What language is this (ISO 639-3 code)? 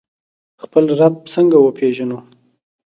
pus